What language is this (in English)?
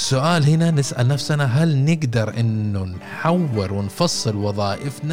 Arabic